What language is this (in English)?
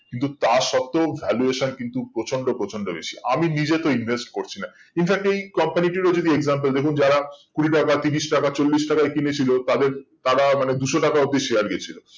Bangla